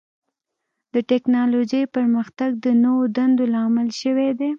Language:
Pashto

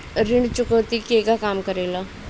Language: Bhojpuri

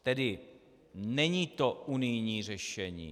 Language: Czech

